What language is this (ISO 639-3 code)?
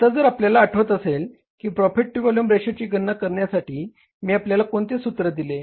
mar